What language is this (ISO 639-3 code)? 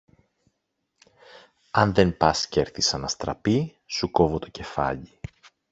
ell